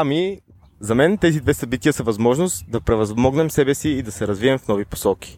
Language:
Bulgarian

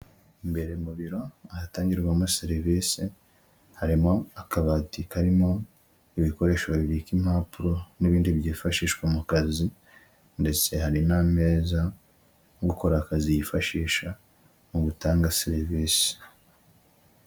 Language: Kinyarwanda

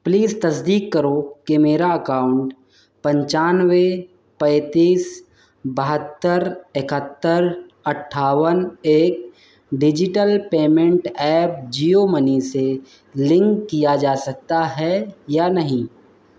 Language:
Urdu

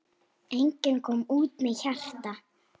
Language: Icelandic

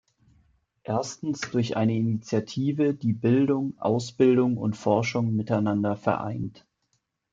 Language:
German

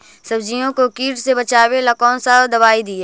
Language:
Magahi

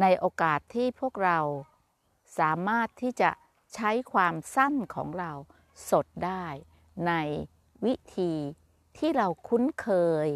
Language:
Thai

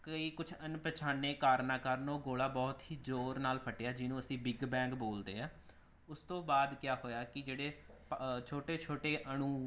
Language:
Punjabi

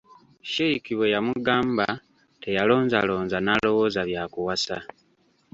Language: Ganda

